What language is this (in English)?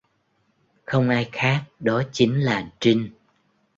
Vietnamese